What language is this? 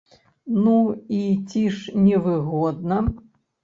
Belarusian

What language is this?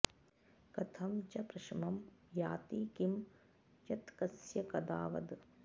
Sanskrit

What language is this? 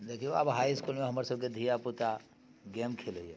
Maithili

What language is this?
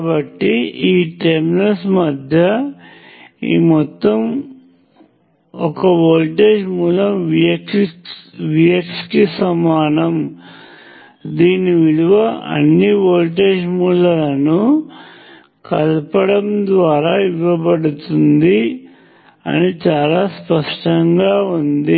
Telugu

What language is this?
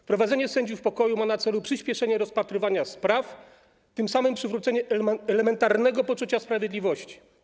Polish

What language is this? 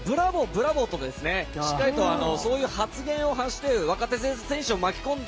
Japanese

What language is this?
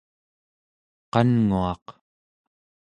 Central Yupik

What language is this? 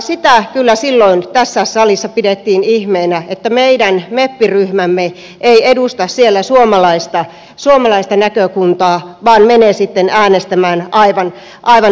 Finnish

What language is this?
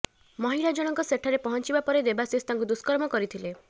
Odia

